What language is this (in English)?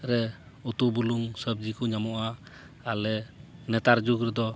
Santali